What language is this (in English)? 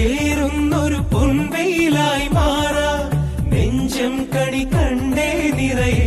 Arabic